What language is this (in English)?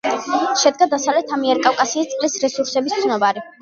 Georgian